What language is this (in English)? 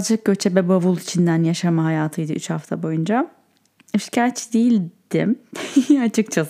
Turkish